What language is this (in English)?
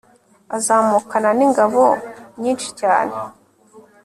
Kinyarwanda